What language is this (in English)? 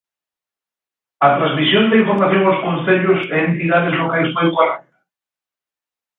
Galician